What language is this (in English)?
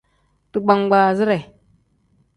Tem